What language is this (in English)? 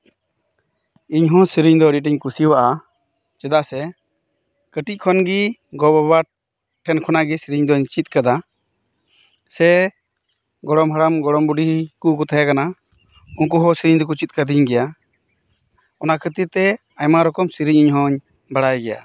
Santali